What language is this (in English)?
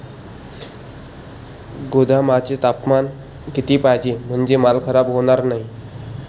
Marathi